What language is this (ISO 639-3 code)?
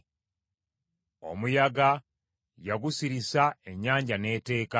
lug